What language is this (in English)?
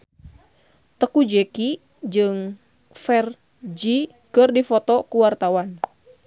Sundanese